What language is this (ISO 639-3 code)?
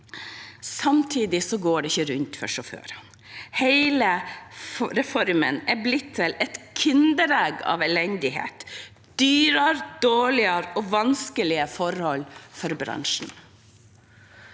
nor